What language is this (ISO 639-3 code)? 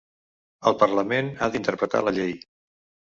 cat